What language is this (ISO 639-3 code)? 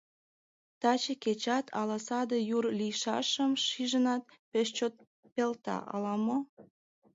chm